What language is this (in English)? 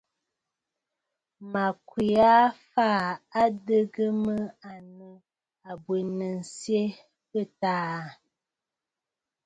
Bafut